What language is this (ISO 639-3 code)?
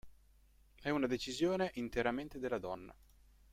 ita